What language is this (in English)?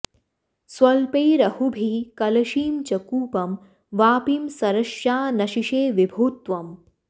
Sanskrit